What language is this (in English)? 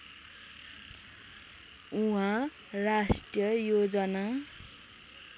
Nepali